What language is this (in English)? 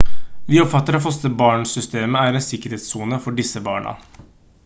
Norwegian Bokmål